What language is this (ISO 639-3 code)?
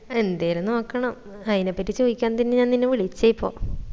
mal